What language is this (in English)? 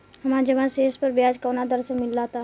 Bhojpuri